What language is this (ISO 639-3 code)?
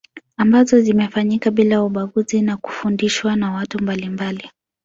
swa